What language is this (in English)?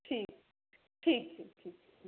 Maithili